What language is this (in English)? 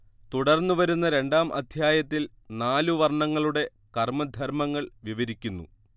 Malayalam